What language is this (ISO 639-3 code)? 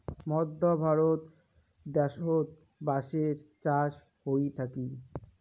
ben